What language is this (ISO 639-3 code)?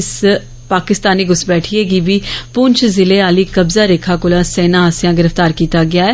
doi